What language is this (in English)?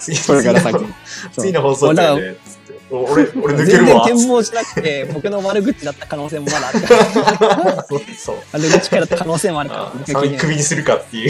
Japanese